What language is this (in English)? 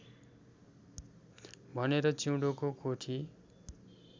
Nepali